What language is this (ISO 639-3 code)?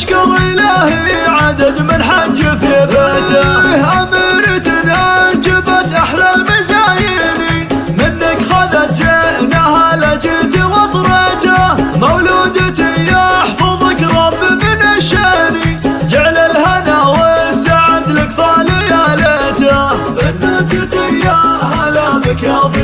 ara